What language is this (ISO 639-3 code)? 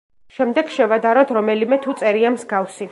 kat